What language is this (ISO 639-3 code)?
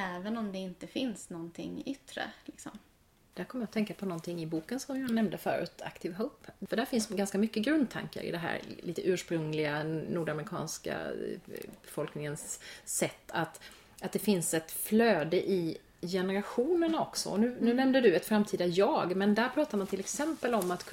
swe